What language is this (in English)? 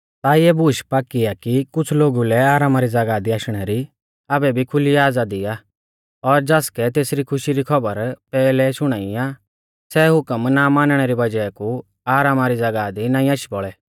Mahasu Pahari